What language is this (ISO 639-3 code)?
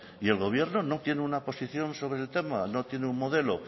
spa